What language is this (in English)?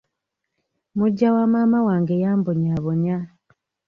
Ganda